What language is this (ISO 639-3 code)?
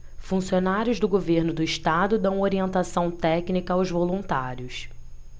por